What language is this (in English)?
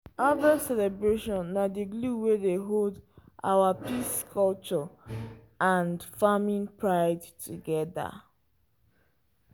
Nigerian Pidgin